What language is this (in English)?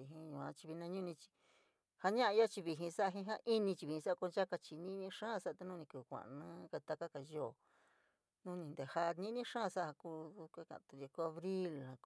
San Miguel El Grande Mixtec